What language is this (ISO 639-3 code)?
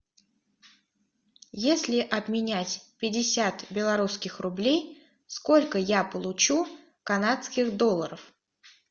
rus